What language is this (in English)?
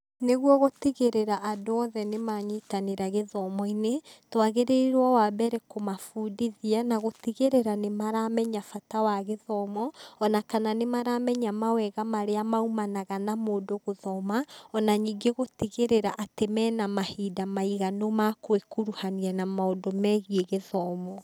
Kikuyu